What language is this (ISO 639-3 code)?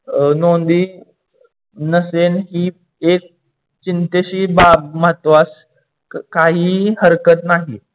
mar